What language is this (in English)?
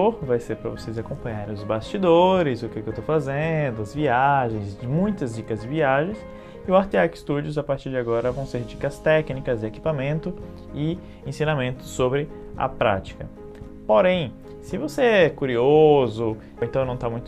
Portuguese